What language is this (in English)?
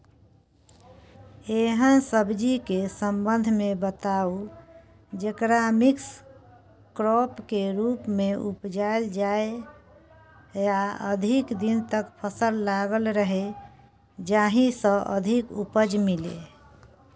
Maithili